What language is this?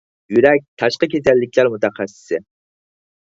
Uyghur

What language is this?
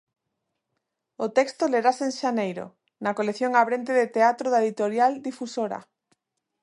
Galician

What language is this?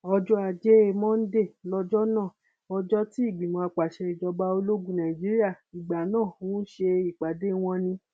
Yoruba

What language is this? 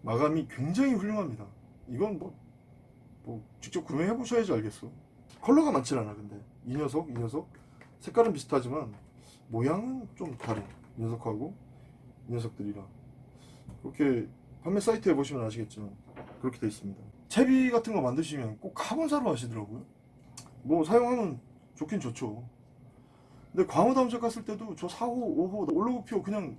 Korean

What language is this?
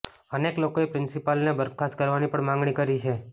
Gujarati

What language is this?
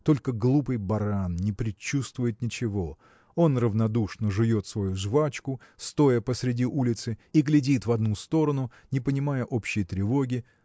Russian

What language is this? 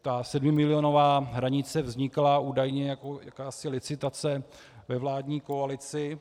Czech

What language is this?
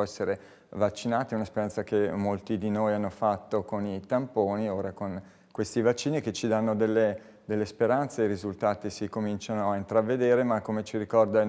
Italian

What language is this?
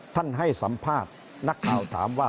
Thai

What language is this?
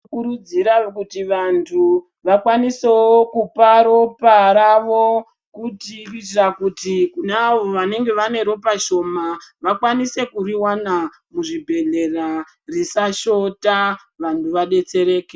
Ndau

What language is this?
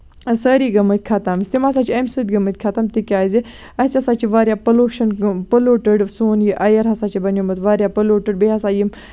Kashmiri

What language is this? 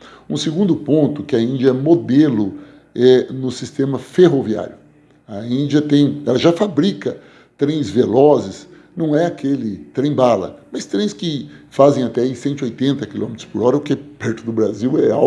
Portuguese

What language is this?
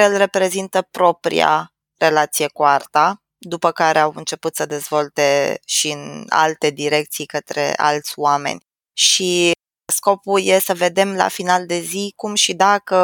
Romanian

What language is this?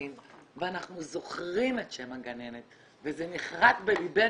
Hebrew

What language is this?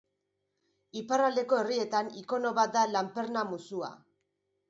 Basque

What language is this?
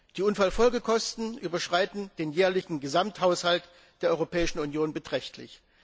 German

